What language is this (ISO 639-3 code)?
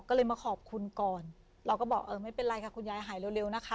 tha